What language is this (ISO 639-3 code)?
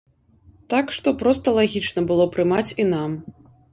bel